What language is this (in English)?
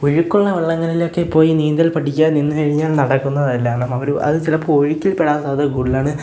Malayalam